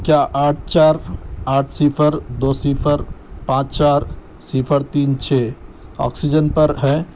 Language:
Urdu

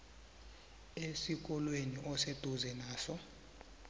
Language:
South Ndebele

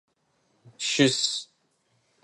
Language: Adyghe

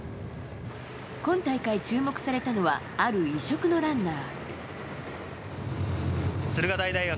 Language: Japanese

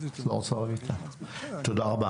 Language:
Hebrew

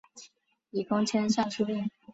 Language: Chinese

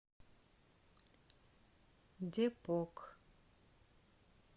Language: Russian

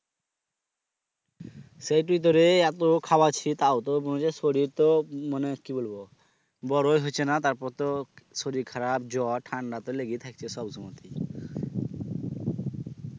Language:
Bangla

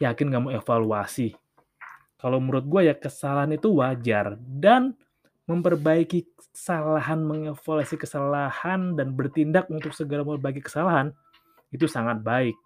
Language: Indonesian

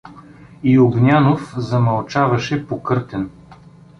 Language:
Bulgarian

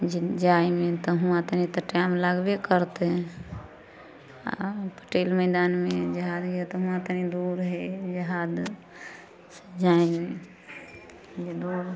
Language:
Maithili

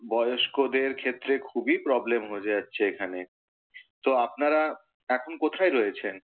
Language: Bangla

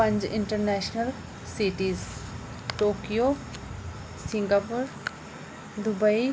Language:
Dogri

